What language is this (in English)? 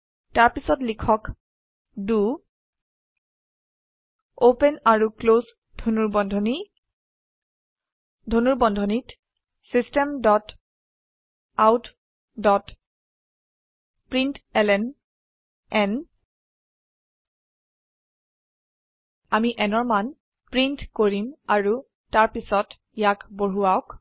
Assamese